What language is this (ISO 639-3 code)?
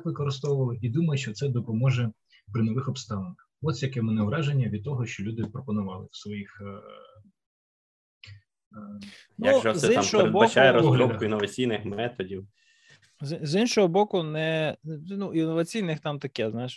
ukr